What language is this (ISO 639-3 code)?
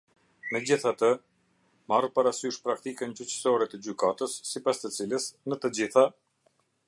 sqi